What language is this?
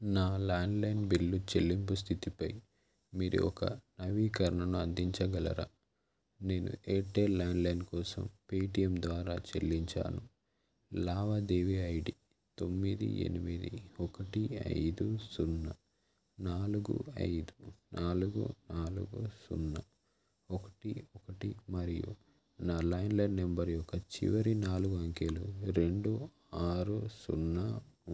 Telugu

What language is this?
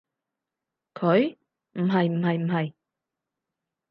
Cantonese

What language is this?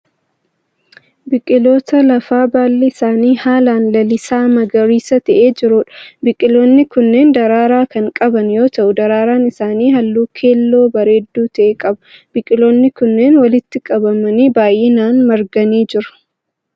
Oromo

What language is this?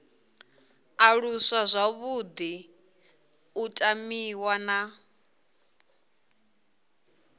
Venda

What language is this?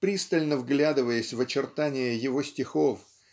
Russian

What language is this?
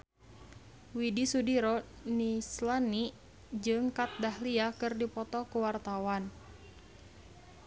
Sundanese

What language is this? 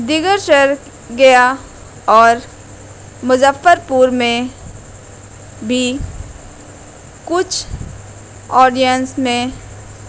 Urdu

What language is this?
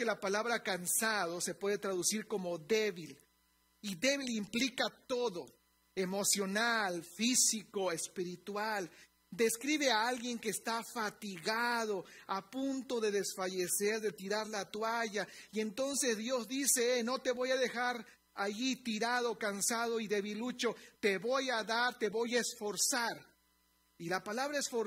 Spanish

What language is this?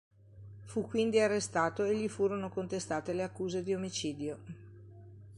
Italian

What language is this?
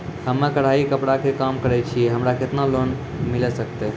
Maithili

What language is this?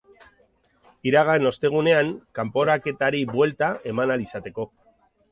Basque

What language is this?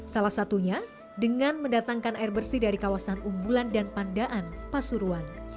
Indonesian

